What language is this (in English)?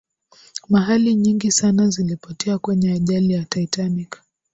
Swahili